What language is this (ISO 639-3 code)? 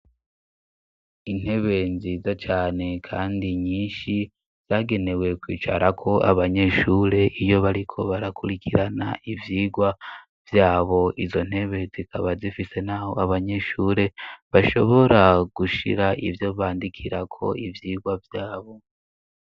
run